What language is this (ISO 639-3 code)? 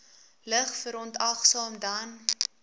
afr